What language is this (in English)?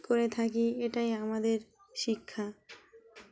Bangla